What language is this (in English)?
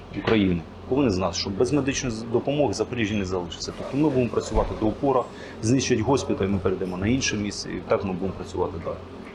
Ukrainian